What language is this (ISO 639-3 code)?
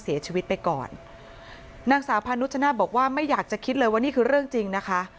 tha